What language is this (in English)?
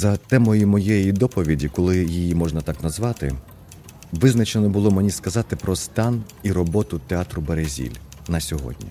Ukrainian